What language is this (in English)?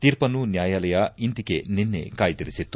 Kannada